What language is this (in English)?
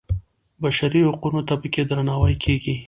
Pashto